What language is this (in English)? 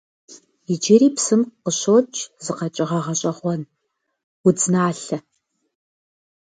Kabardian